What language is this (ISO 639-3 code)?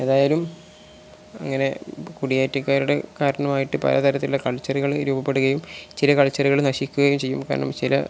mal